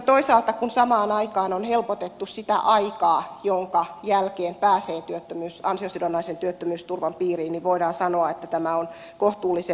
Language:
Finnish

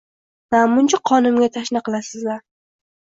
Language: Uzbek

